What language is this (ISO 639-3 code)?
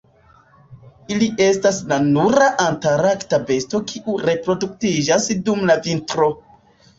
epo